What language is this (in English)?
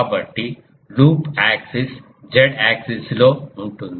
Telugu